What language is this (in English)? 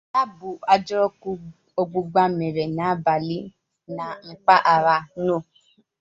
Igbo